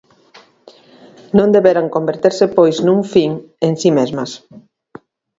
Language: Galician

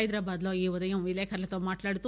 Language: Telugu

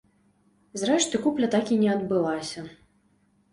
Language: Belarusian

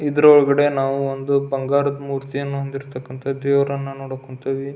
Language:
Kannada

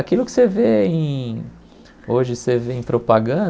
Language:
Portuguese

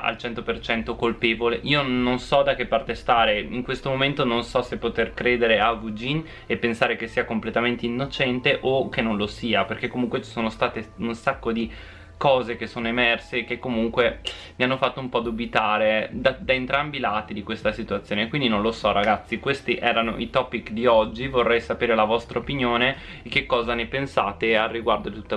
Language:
Italian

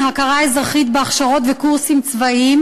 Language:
Hebrew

